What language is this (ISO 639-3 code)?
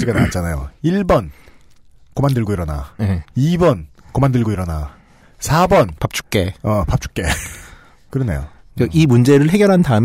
kor